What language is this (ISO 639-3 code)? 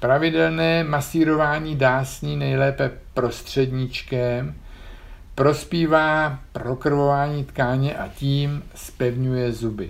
ces